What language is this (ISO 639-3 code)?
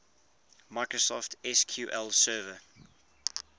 eng